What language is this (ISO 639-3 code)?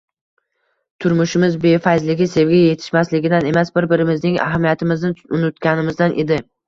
uzb